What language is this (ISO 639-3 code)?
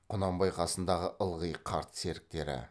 kaz